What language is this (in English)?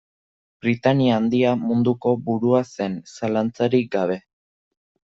Basque